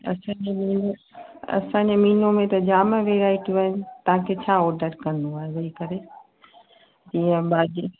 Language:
Sindhi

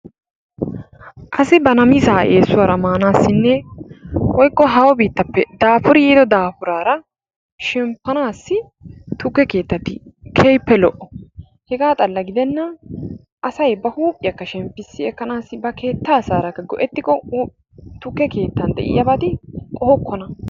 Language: Wolaytta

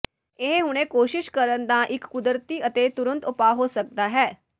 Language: Punjabi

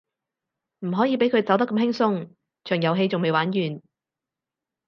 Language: Cantonese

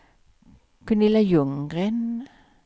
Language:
Swedish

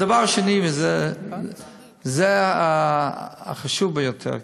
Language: Hebrew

